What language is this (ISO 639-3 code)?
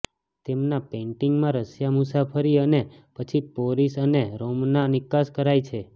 guj